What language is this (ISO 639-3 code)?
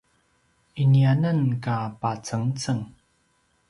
pwn